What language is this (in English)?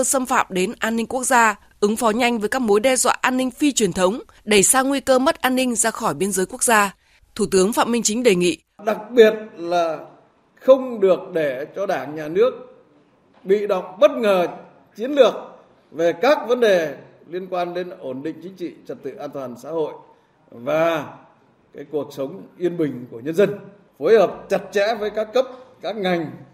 Vietnamese